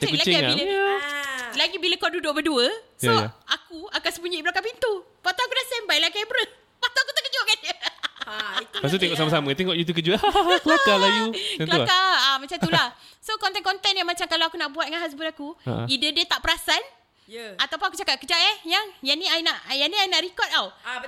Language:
Malay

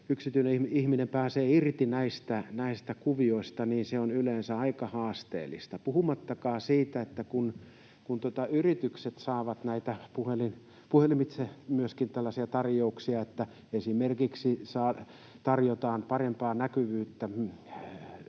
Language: Finnish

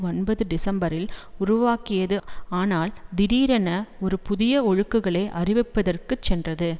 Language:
Tamil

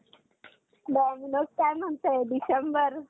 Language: Marathi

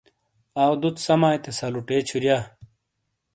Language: Shina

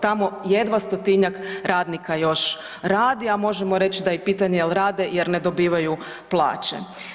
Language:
Croatian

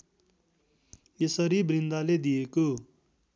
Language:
Nepali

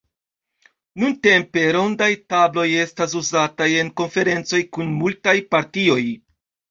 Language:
Esperanto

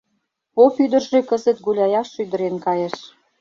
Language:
Mari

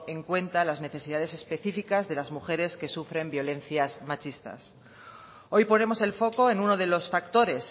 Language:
Spanish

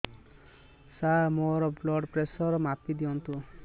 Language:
Odia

